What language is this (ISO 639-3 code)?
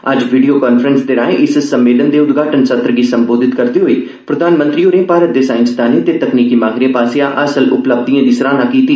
doi